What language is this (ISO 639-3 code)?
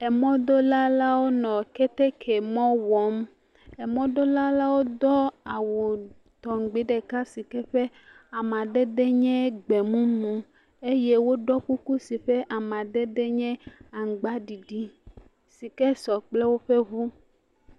ewe